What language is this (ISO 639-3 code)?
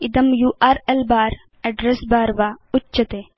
san